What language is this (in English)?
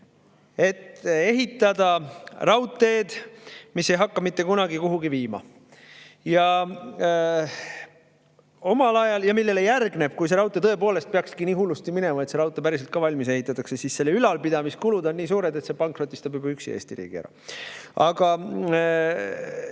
Estonian